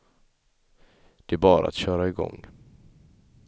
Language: Swedish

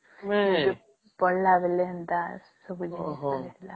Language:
Odia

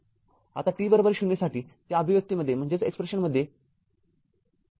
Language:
Marathi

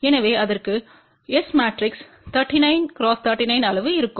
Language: Tamil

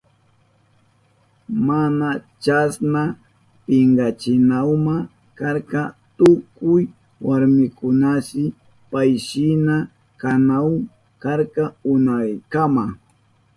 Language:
Southern Pastaza Quechua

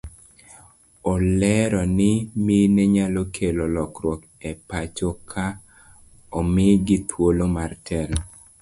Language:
Luo (Kenya and Tanzania)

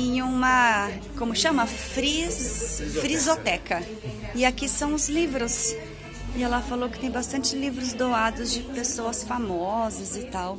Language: Portuguese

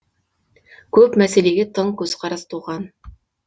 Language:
Kazakh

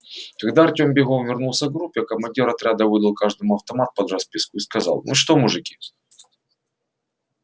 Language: Russian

